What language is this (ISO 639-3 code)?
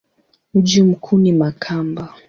swa